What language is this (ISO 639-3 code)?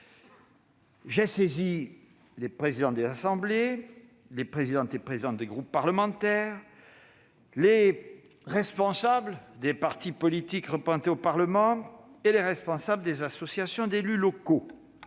fra